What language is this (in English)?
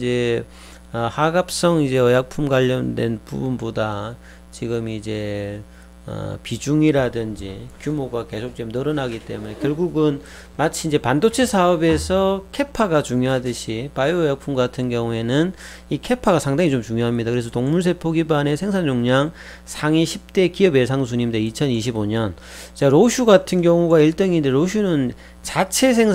Korean